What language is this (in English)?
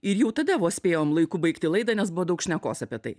Lithuanian